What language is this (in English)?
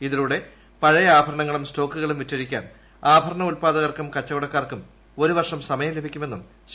Malayalam